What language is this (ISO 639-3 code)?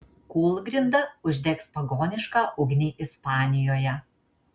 lit